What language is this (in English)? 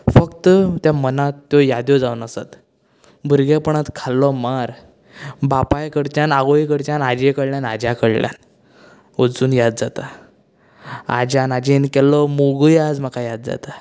Konkani